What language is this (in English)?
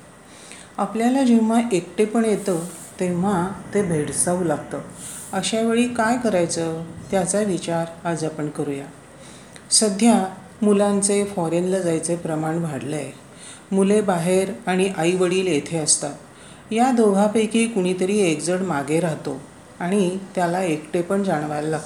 Marathi